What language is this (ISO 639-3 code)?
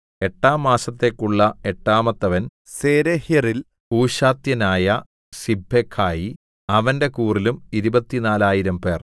mal